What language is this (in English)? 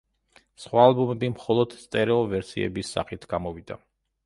Georgian